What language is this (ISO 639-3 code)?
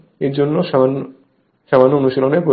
ben